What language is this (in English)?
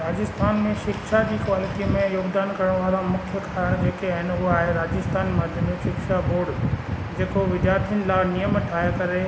Sindhi